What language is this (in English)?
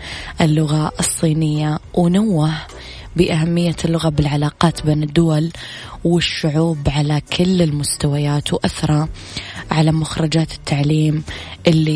Arabic